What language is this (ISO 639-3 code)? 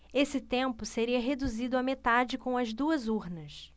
por